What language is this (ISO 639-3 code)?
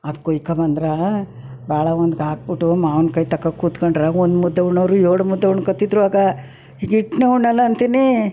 kan